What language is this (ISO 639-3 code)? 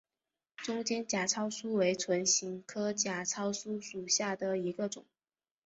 zho